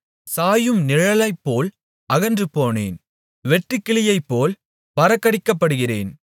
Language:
Tamil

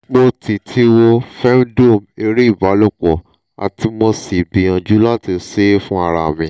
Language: Yoruba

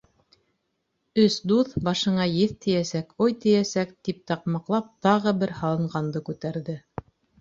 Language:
Bashkir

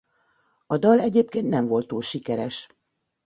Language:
Hungarian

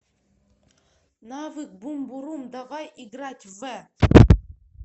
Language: Russian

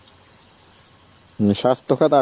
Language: Bangla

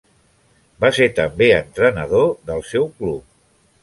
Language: Catalan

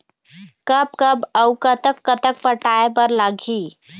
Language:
Chhattisgarhi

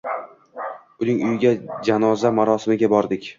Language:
Uzbek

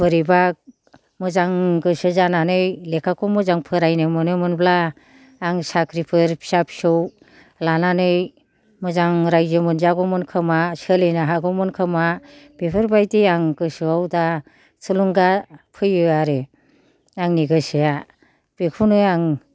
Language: Bodo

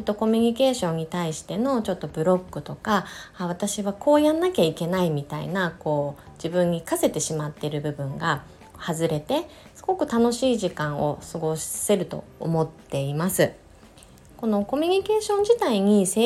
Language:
Japanese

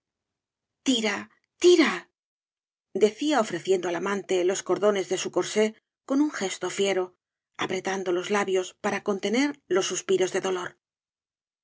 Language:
Spanish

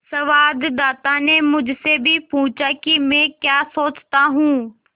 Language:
Hindi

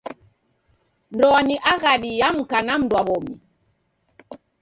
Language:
Taita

